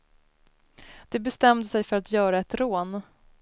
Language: Swedish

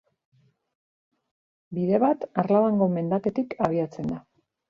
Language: Basque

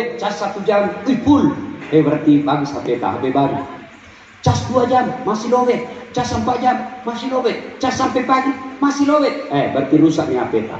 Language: Indonesian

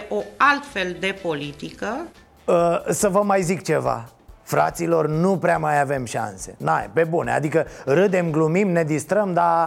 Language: Romanian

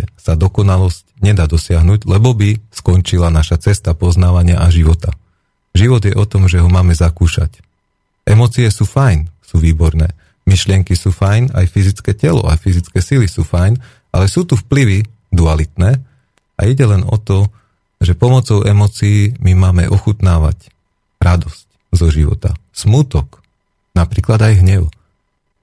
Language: Slovak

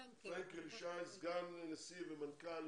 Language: Hebrew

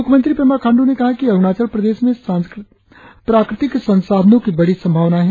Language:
Hindi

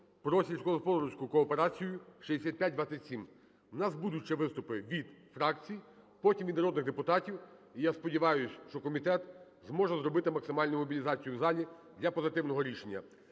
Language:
Ukrainian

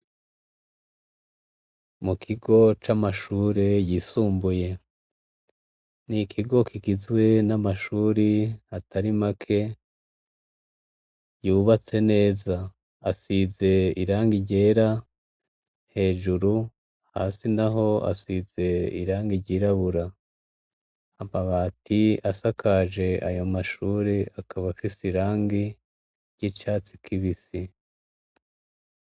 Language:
Rundi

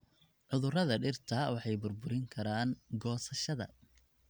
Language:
Somali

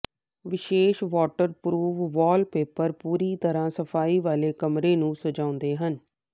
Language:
Punjabi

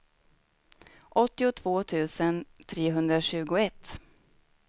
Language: Swedish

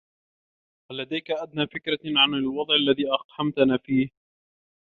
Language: Arabic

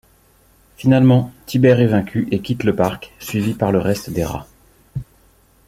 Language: French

